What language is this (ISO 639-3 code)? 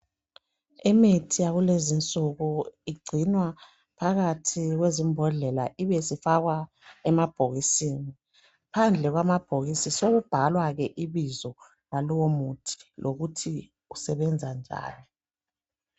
nde